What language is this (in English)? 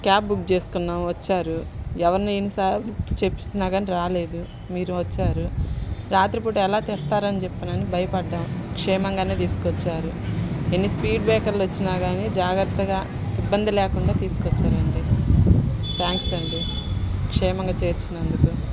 Telugu